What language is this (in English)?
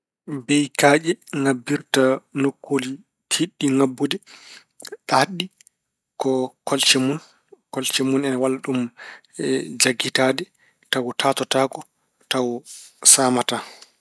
Fula